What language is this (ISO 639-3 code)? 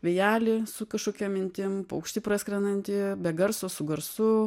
lit